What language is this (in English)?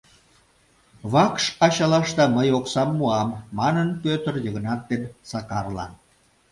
Mari